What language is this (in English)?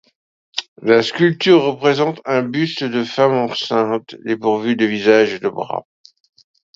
French